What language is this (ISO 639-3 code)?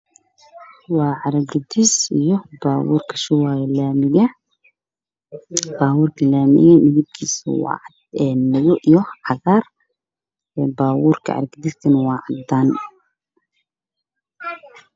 som